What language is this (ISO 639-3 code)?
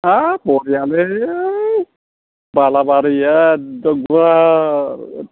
brx